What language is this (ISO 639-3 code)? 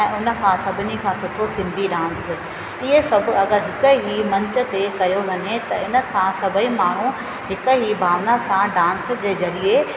snd